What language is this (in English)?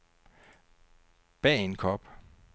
Danish